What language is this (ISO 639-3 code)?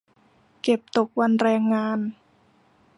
tha